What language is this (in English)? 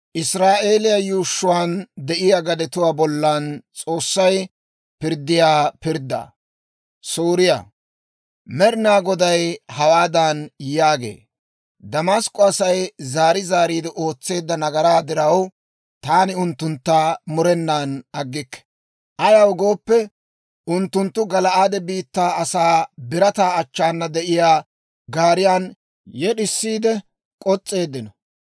Dawro